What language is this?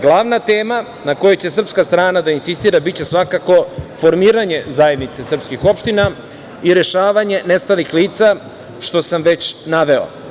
Serbian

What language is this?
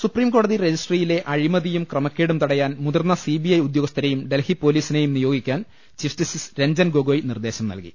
Malayalam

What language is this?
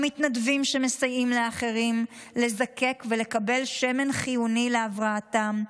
Hebrew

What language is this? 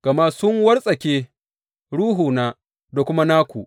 Hausa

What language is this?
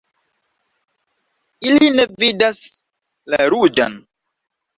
Esperanto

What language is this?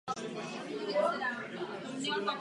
Czech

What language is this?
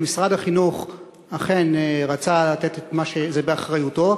Hebrew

